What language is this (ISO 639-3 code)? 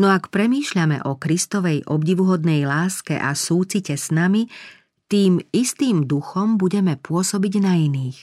slk